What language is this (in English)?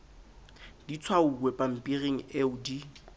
Southern Sotho